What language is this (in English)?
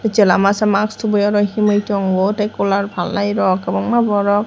Kok Borok